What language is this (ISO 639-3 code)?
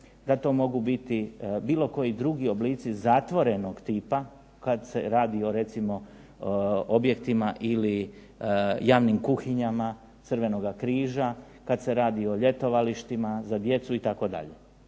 hrv